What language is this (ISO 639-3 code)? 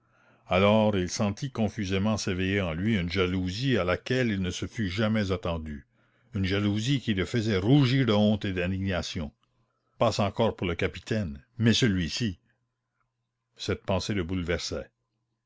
fra